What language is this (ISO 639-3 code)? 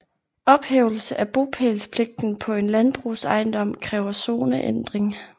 dan